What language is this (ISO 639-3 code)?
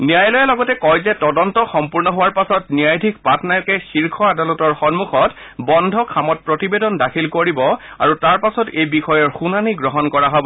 asm